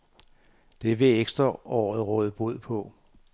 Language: Danish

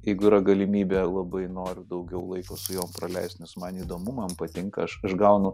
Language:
Lithuanian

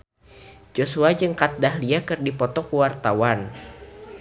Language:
Sundanese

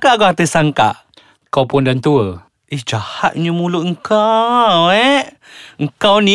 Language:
Malay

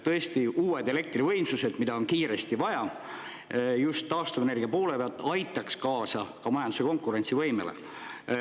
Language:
Estonian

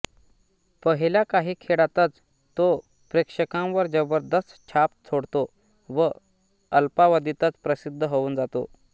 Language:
Marathi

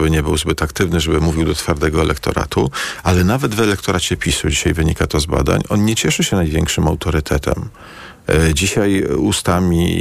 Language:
Polish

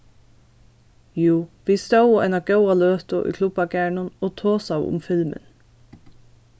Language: Faroese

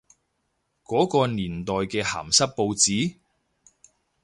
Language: Cantonese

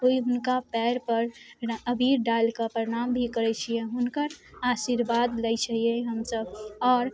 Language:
Maithili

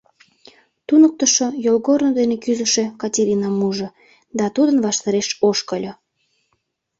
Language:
Mari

